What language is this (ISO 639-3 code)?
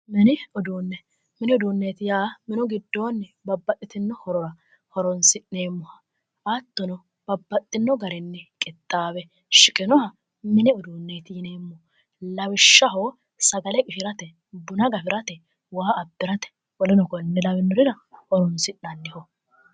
sid